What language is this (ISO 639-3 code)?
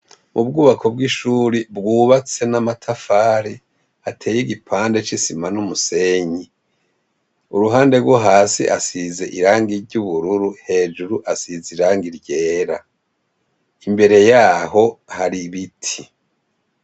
run